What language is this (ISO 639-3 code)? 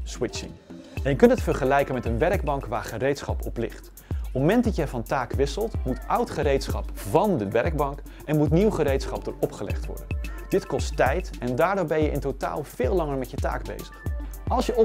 nld